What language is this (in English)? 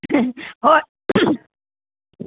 Manipuri